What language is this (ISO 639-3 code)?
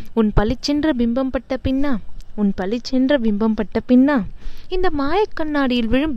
tam